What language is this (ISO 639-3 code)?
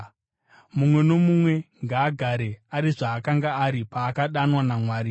sna